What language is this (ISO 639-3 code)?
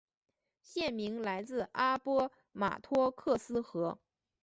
zho